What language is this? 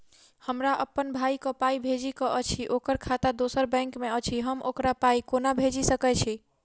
Maithili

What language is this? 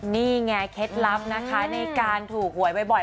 Thai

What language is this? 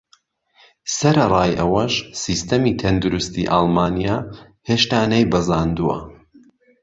Central Kurdish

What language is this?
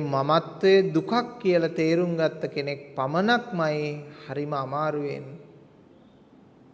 Sinhala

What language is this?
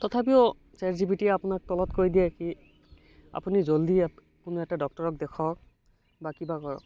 Assamese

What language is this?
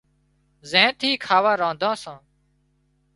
Wadiyara Koli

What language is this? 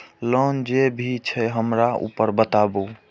Maithili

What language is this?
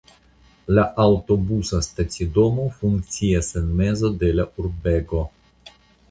Esperanto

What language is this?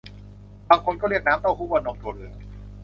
Thai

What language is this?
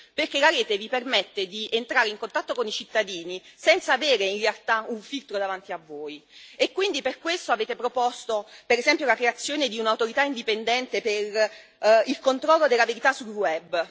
Italian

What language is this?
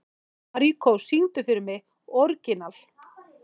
Icelandic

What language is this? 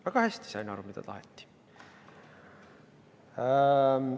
Estonian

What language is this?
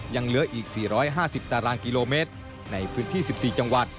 Thai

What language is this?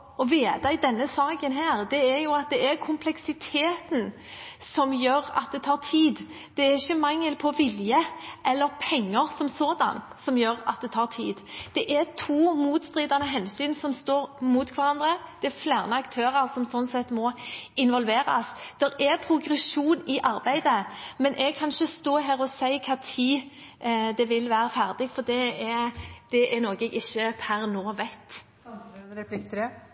Norwegian Bokmål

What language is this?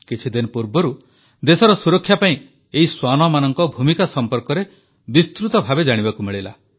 Odia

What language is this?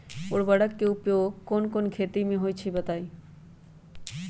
Magahi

